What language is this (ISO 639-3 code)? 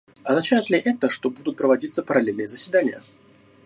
rus